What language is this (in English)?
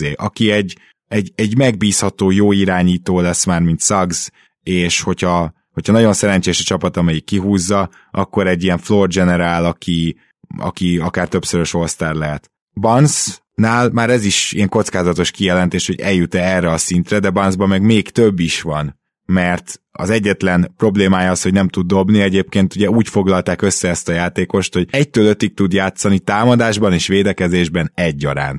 Hungarian